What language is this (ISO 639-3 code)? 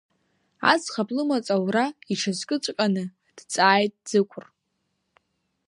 abk